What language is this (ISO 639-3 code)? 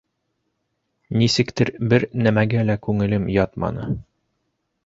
bak